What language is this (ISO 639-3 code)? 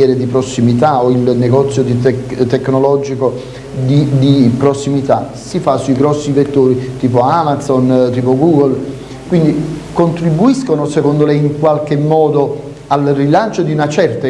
ita